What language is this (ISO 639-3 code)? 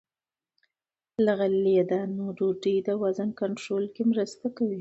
pus